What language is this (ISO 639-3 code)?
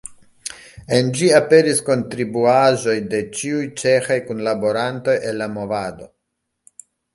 epo